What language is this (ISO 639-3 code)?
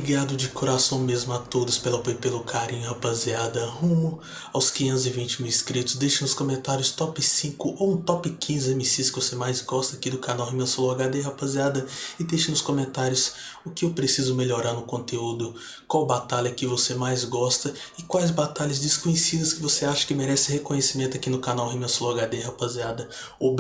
por